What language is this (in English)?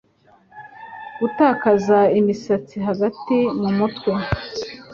Kinyarwanda